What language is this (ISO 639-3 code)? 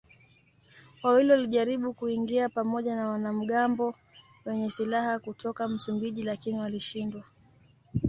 swa